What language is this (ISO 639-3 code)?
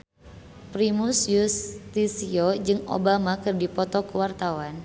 sun